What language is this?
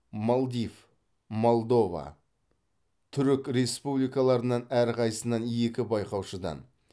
Kazakh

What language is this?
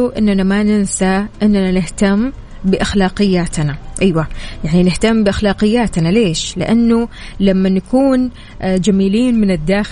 Arabic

